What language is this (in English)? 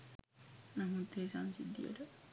Sinhala